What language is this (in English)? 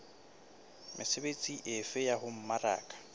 Southern Sotho